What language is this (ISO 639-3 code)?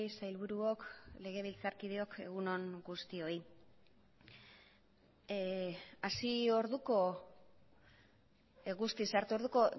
eus